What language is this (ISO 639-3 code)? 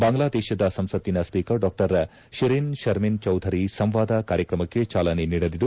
kan